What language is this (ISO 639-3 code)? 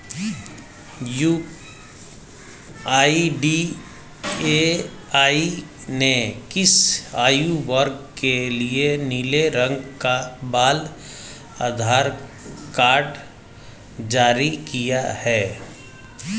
hin